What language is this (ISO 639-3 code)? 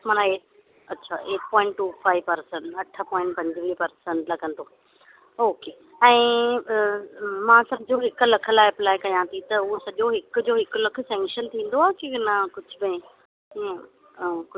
snd